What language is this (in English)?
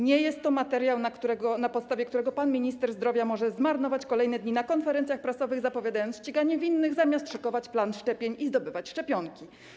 Polish